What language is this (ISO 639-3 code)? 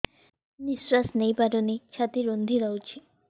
ori